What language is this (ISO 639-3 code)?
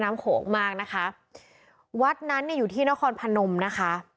tha